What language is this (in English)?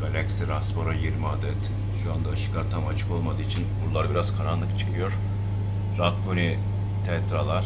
Turkish